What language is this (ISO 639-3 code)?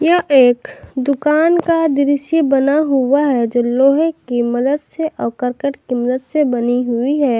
hin